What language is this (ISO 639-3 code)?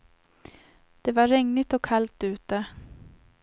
swe